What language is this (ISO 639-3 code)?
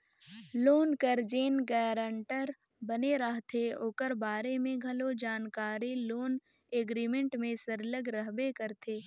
hne